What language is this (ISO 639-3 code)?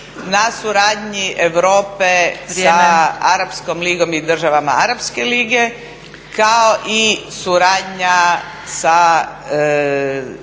hrv